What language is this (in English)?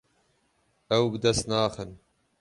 Kurdish